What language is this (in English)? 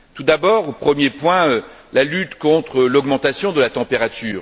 French